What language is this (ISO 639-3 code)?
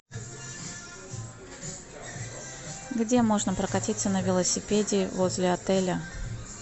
rus